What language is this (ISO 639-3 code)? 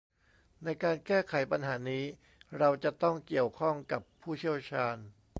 tha